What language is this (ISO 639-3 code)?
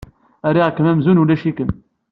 kab